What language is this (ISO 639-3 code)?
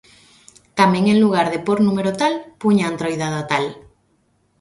glg